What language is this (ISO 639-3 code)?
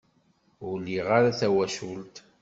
kab